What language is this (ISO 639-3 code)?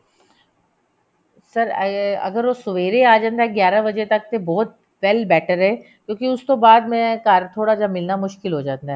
pan